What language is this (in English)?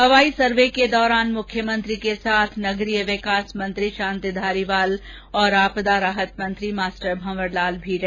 Hindi